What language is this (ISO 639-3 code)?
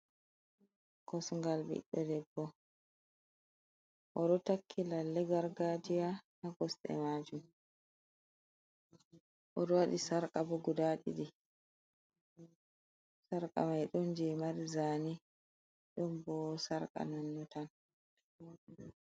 ful